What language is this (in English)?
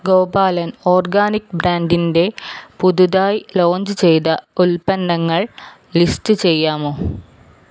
Malayalam